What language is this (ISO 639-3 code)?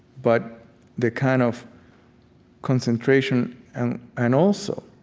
eng